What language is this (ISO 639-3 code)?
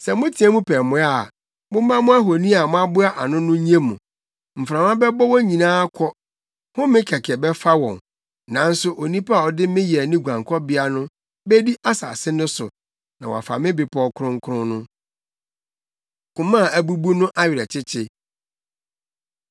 aka